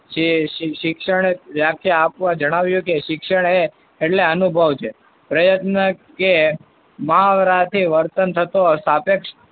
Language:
Gujarati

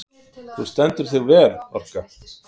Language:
Icelandic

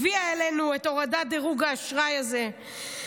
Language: Hebrew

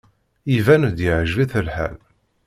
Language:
Kabyle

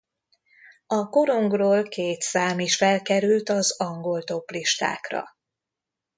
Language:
Hungarian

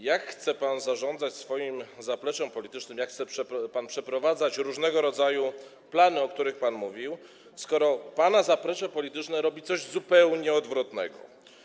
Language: Polish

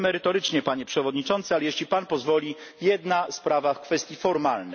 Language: Polish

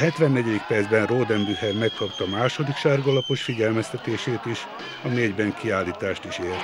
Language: Hungarian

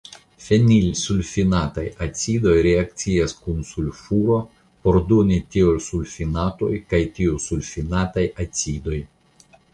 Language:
Esperanto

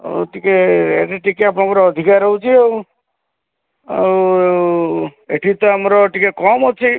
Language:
Odia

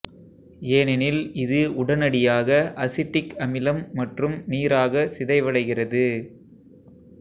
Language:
Tamil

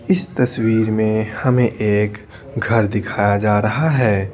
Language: Hindi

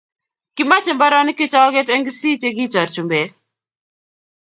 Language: Kalenjin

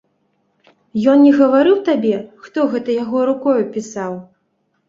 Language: Belarusian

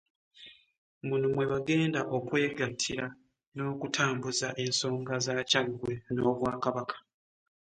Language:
Ganda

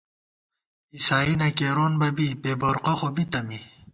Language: Gawar-Bati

